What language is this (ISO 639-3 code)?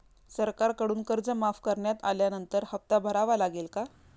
mar